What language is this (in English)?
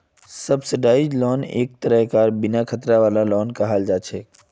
Magahi